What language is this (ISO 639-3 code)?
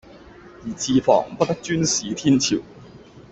yue